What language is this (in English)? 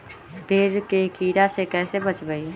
Magahi